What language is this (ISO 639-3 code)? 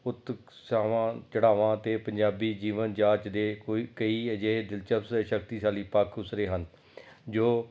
pan